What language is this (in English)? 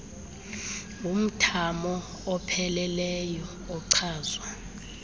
Xhosa